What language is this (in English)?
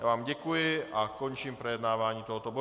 Czech